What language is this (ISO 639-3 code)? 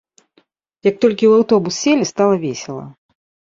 bel